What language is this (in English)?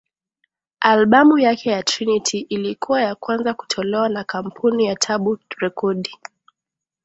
Swahili